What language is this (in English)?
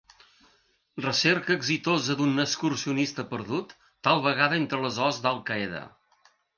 Catalan